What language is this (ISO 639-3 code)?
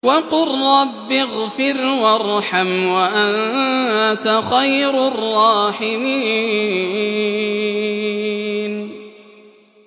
ara